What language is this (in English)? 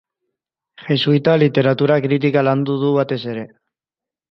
Basque